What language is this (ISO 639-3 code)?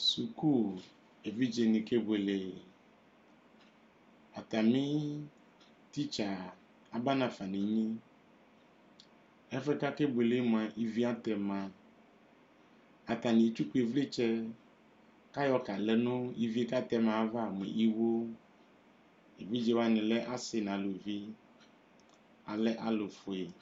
kpo